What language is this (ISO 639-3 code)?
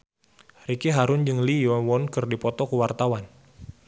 sun